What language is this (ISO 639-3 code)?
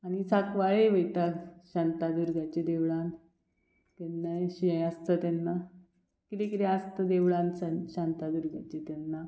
kok